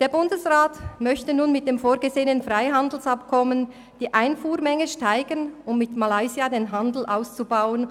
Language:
Swiss German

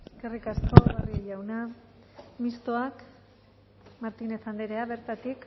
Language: Basque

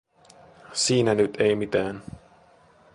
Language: Finnish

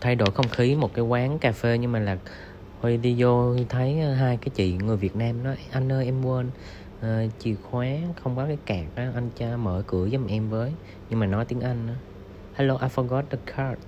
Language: Vietnamese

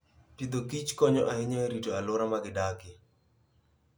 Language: Luo (Kenya and Tanzania)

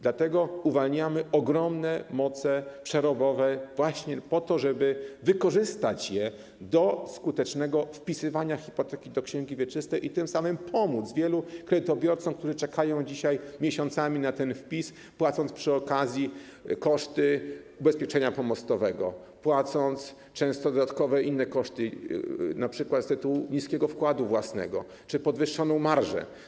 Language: Polish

